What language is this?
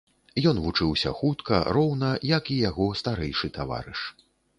Belarusian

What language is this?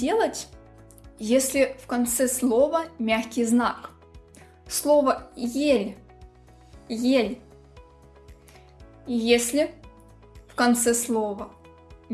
Russian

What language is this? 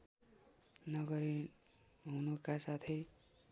Nepali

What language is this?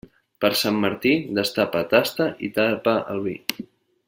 Catalan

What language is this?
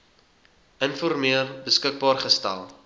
Afrikaans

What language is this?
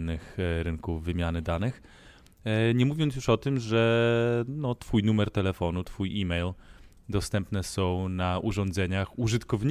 Polish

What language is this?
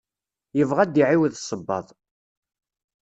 Kabyle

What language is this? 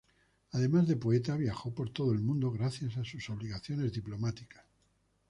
Spanish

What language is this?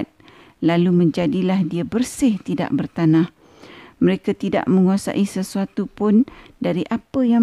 Malay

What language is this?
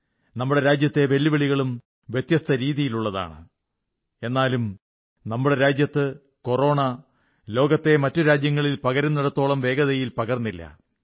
Malayalam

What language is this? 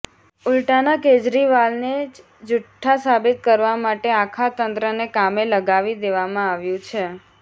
Gujarati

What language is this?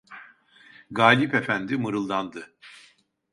Turkish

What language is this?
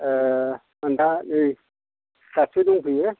Bodo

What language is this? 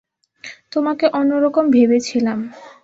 Bangla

